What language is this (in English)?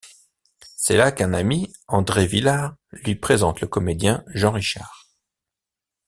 French